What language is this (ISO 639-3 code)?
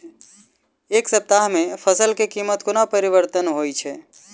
mai